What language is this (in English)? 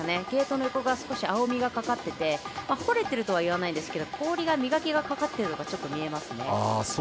Japanese